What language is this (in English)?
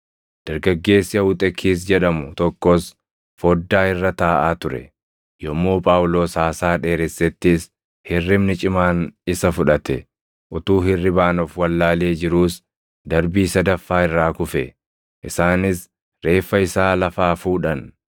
Oromo